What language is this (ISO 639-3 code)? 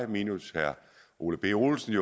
dan